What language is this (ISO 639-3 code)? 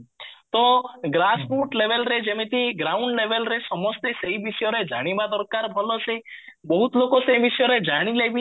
ori